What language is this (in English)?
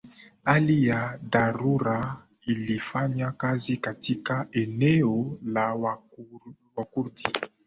Swahili